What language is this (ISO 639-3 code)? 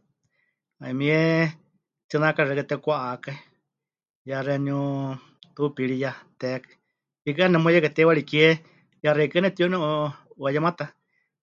hch